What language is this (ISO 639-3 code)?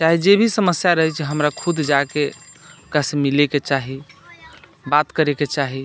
mai